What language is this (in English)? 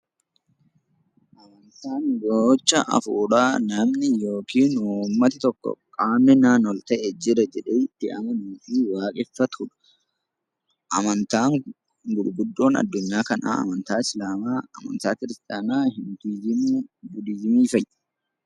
Oromo